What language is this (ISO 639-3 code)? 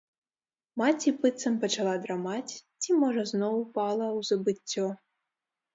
bel